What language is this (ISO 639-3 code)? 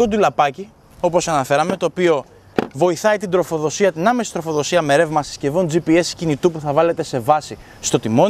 ell